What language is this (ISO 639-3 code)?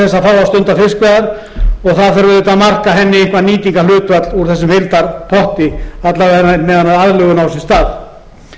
isl